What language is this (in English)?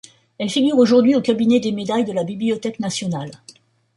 French